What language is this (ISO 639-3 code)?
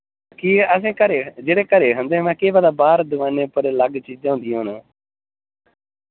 doi